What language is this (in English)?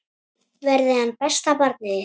Icelandic